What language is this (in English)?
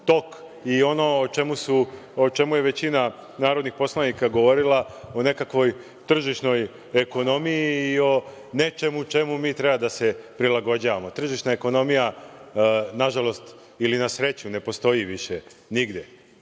Serbian